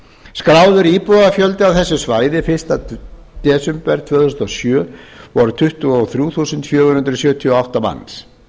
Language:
Icelandic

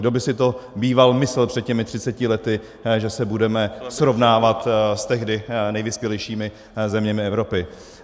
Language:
Czech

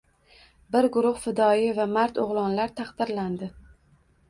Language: Uzbek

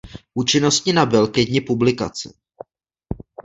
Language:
Czech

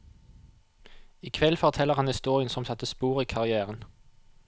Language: Norwegian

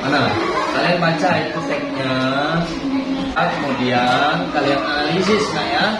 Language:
Indonesian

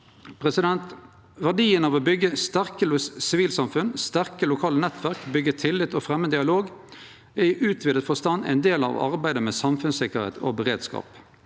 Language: Norwegian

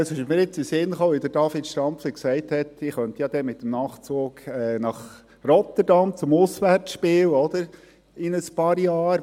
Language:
Swiss German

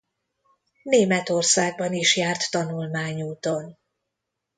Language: Hungarian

